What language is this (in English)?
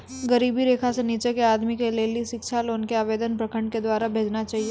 Maithili